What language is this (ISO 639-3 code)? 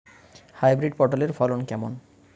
ben